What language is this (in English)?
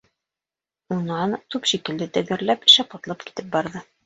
Bashkir